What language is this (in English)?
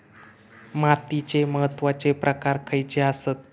Marathi